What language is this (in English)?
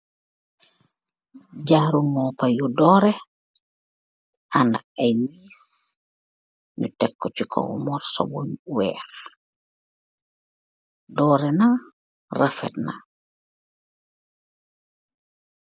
Wolof